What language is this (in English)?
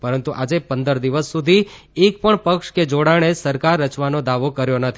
Gujarati